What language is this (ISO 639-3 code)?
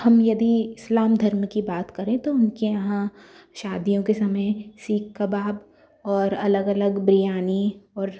hin